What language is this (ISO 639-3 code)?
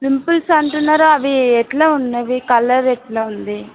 tel